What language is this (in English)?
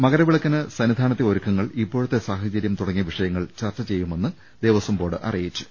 Malayalam